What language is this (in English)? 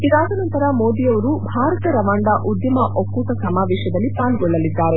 Kannada